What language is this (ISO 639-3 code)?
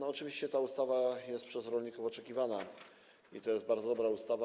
pol